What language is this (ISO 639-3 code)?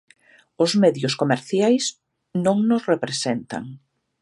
glg